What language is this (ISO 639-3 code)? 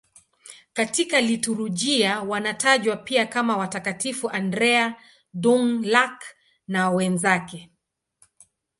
swa